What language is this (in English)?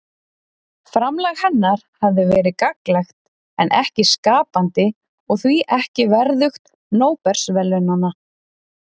Icelandic